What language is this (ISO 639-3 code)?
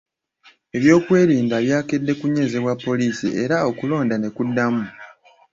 lug